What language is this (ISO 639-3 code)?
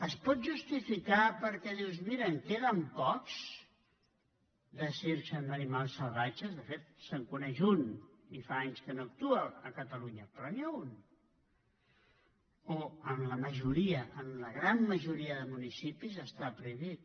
cat